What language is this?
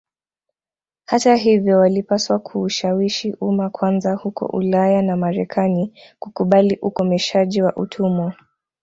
Swahili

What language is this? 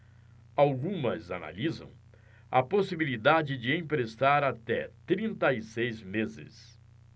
Portuguese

